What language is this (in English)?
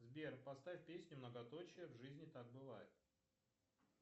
Russian